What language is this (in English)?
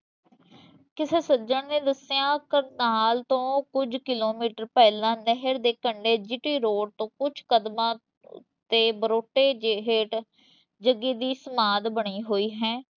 Punjabi